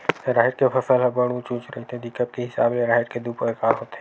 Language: Chhattisgarhi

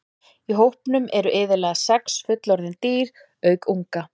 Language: Icelandic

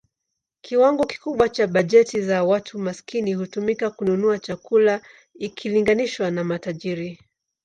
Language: Swahili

